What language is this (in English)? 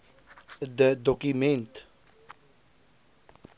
Afrikaans